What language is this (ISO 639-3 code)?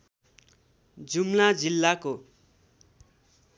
nep